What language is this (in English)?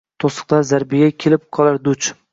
Uzbek